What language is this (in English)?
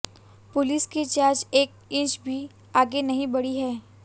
Hindi